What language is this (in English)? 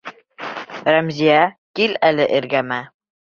Bashkir